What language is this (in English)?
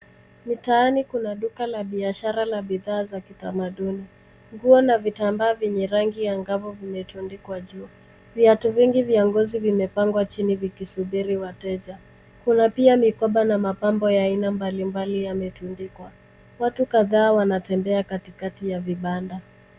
Swahili